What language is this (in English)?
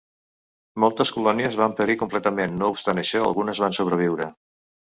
Catalan